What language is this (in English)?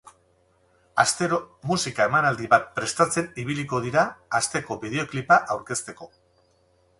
Basque